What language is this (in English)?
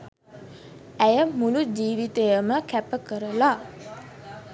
Sinhala